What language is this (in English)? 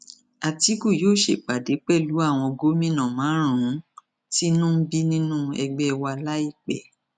Yoruba